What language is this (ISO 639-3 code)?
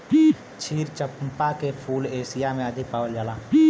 bho